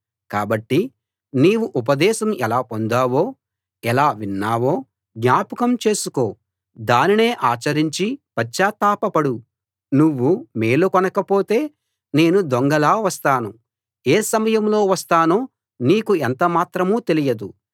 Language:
Telugu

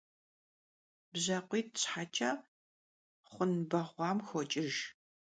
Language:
Kabardian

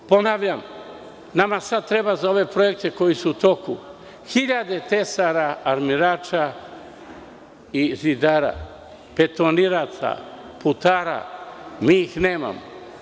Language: Serbian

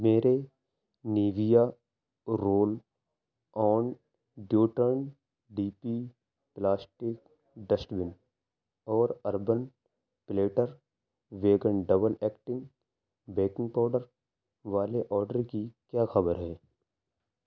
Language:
Urdu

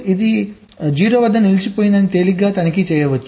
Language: Telugu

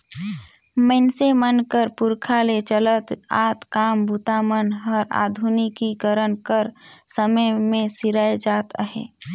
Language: Chhattisgarhi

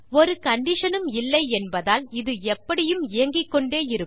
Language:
Tamil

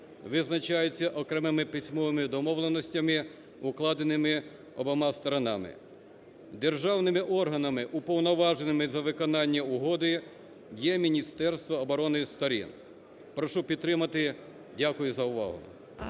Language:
Ukrainian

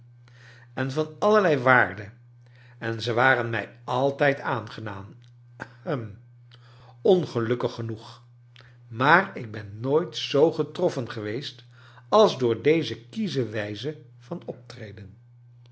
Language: Dutch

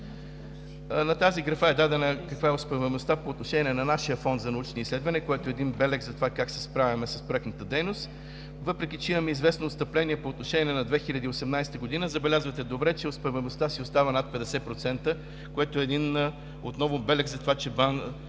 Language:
Bulgarian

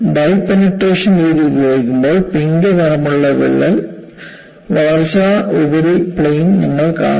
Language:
Malayalam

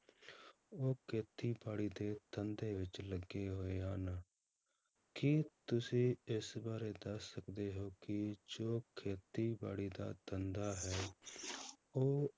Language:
Punjabi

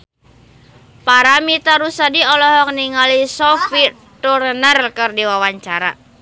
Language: Sundanese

